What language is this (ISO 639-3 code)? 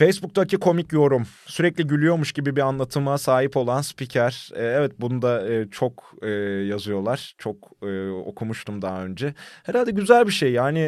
tur